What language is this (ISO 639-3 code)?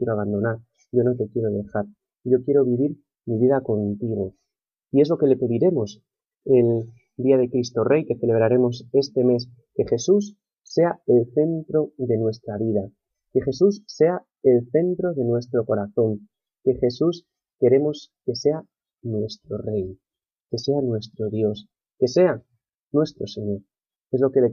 spa